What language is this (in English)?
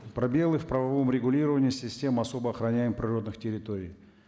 Kazakh